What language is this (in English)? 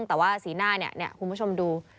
Thai